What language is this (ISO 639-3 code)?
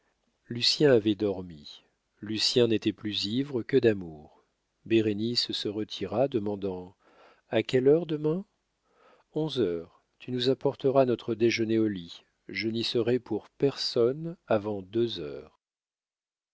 fra